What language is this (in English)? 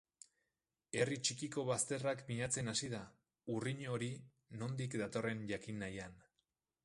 Basque